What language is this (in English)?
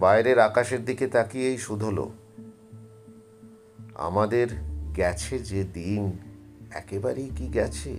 Bangla